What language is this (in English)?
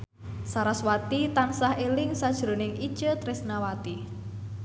Javanese